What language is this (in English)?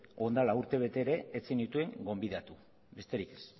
Basque